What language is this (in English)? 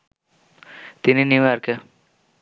Bangla